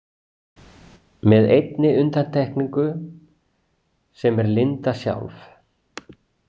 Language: Icelandic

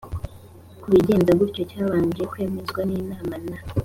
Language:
Kinyarwanda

